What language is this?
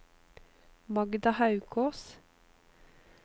Norwegian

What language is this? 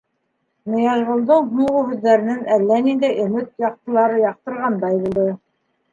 Bashkir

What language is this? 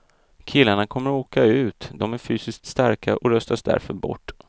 Swedish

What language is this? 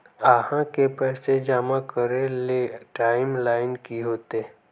Magahi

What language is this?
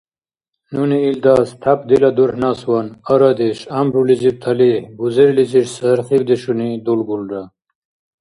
Dargwa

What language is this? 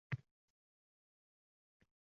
Uzbek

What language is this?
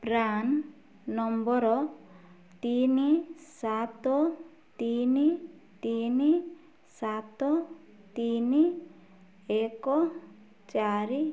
Odia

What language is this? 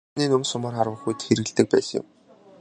Mongolian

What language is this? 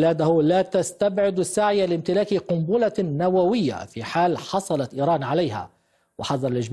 Arabic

